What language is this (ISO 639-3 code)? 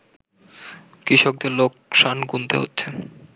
ben